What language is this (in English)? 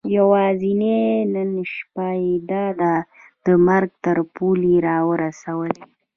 Pashto